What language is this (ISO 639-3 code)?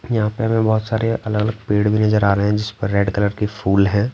hin